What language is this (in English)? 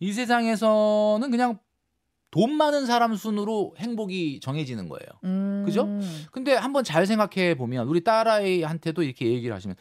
Korean